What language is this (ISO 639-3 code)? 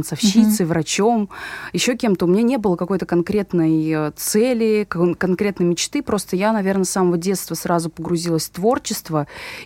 rus